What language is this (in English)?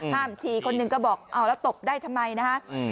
Thai